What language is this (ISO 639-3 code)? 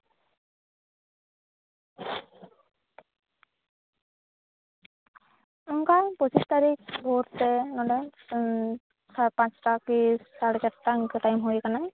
sat